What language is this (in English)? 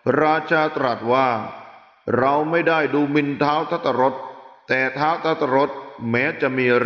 Thai